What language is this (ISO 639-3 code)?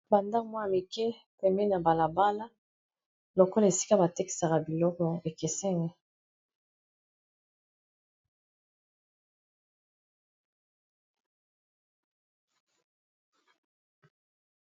lin